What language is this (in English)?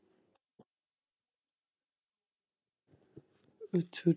Punjabi